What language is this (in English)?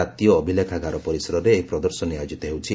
Odia